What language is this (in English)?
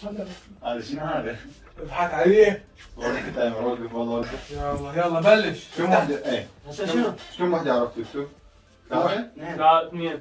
Arabic